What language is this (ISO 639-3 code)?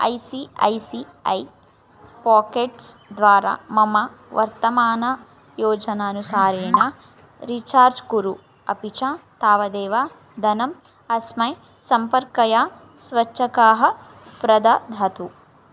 san